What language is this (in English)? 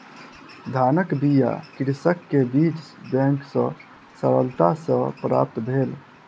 Maithili